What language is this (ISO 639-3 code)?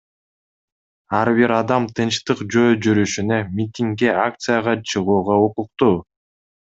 kir